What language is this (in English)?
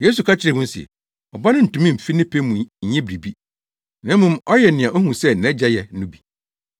Akan